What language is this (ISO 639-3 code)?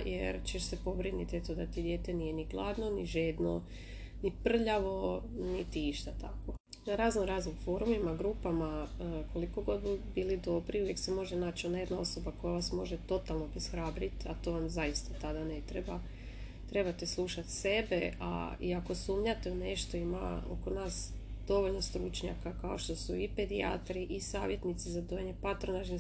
hrv